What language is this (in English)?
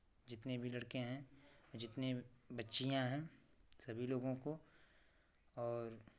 Hindi